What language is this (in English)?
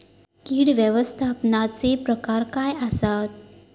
Marathi